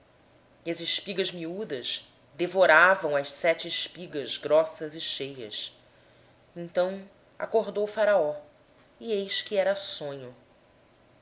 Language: Portuguese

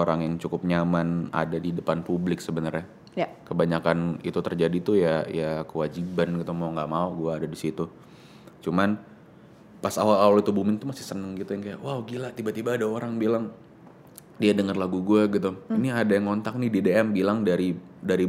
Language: Indonesian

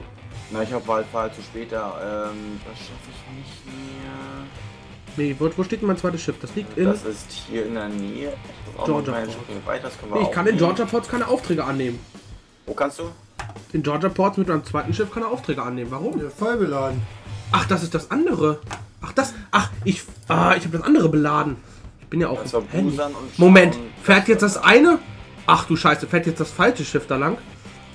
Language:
German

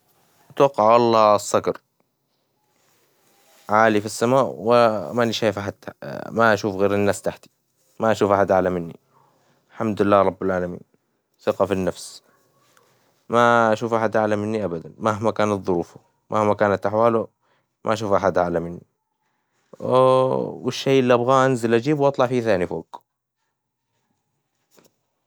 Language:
Hijazi Arabic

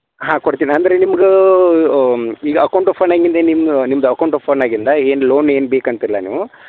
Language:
Kannada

